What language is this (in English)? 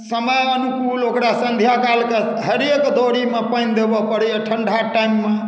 Maithili